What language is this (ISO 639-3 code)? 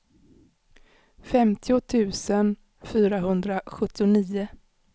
swe